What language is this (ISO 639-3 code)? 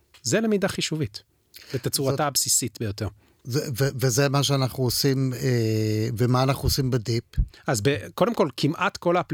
heb